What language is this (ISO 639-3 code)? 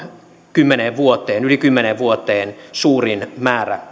fin